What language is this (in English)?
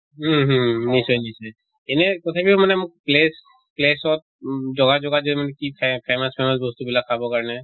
Assamese